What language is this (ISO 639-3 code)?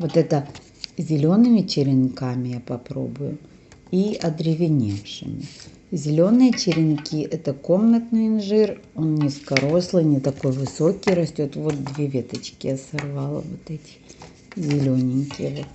rus